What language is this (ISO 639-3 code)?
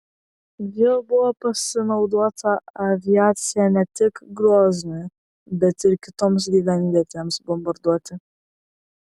lit